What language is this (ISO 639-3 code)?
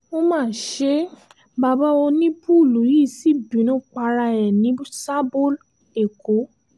yor